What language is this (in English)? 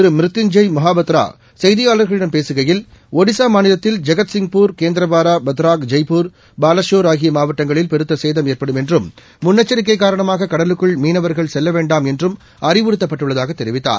Tamil